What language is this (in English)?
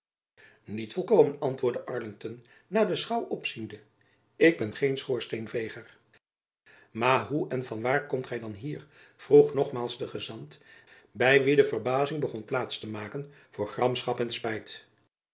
Dutch